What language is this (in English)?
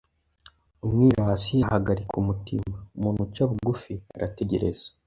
Kinyarwanda